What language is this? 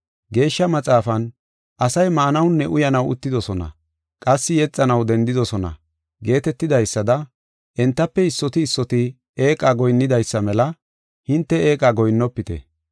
Gofa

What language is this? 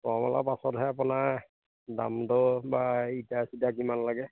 Assamese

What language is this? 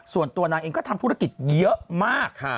Thai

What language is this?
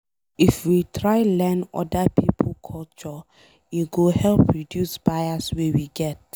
Nigerian Pidgin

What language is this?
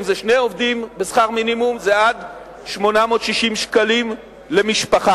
Hebrew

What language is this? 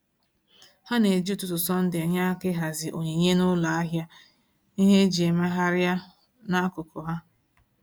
Igbo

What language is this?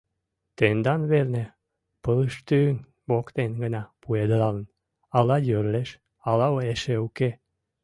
Mari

